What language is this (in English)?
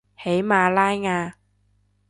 Cantonese